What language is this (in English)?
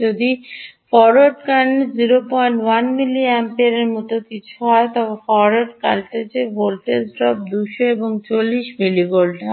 Bangla